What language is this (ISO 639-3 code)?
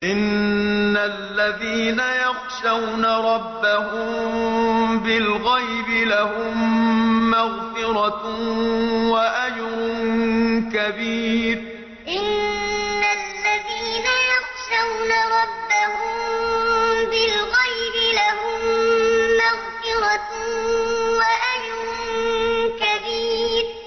ara